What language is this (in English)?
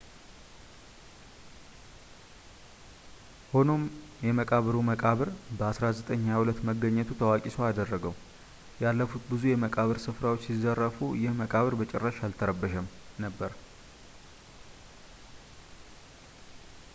Amharic